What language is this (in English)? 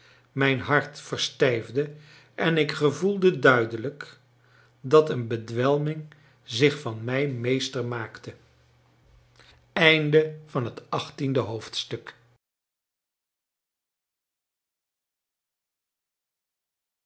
Dutch